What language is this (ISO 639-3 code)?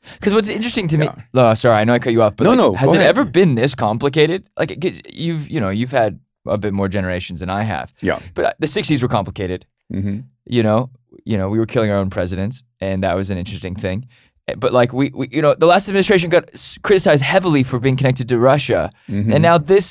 eng